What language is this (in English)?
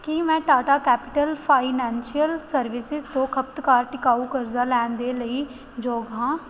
Punjabi